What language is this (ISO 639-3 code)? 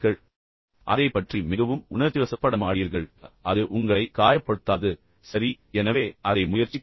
tam